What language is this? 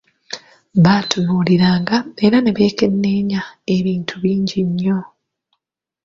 Ganda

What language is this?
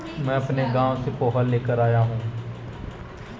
Hindi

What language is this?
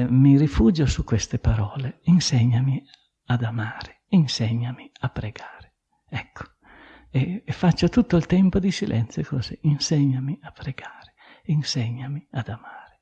Italian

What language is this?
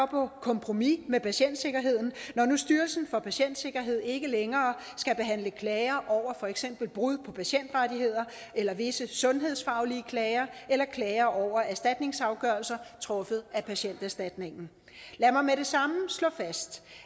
Danish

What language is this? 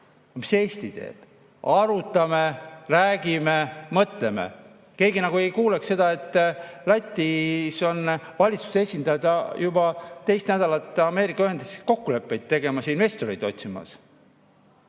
Estonian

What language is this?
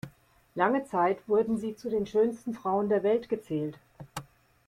German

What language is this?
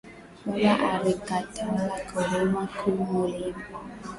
Swahili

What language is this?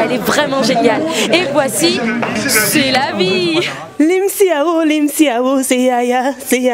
French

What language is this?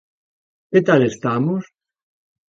Galician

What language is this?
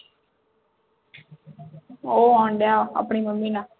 Punjabi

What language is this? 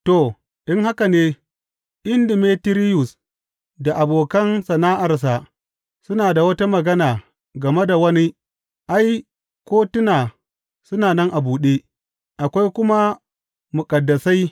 Hausa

